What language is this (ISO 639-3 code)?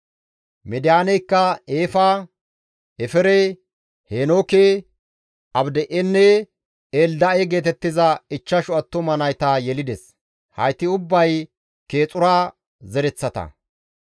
gmv